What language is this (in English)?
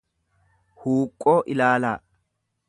Oromo